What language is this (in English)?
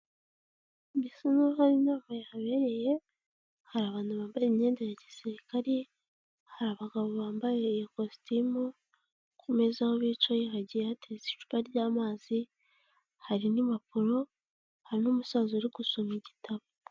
Kinyarwanda